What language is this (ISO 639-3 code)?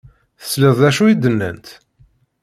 kab